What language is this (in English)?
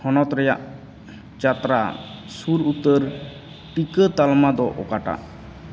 Santali